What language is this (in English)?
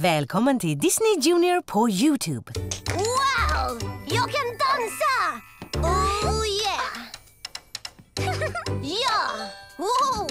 Swedish